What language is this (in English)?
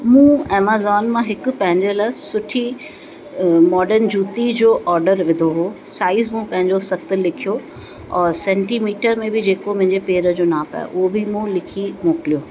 Sindhi